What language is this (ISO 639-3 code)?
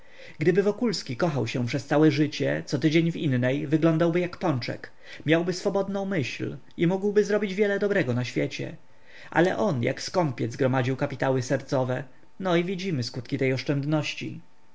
pol